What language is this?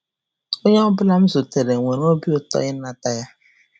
Igbo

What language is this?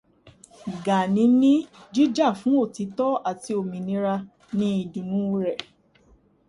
Yoruba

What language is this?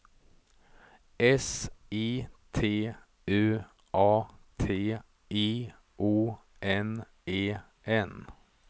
Swedish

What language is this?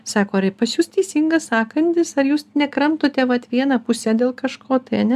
Lithuanian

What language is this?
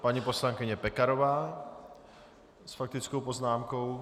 Czech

